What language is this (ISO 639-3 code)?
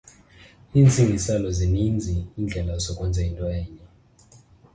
xho